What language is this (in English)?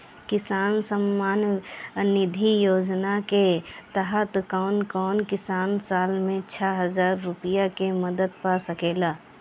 Bhojpuri